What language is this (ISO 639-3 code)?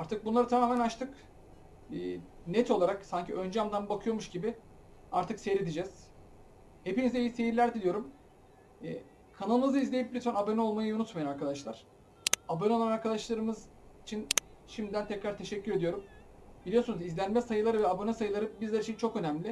tur